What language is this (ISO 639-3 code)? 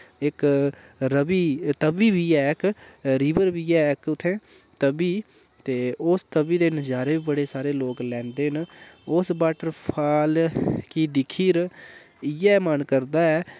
doi